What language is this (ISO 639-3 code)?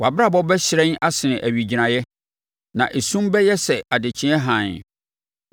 aka